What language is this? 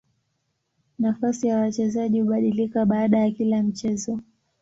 Swahili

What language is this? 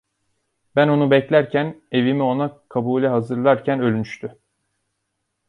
Turkish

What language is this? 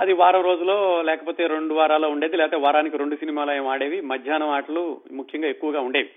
Telugu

